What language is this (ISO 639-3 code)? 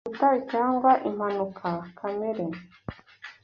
kin